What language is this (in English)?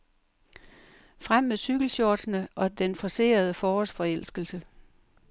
Danish